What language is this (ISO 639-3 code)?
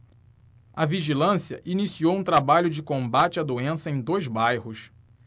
por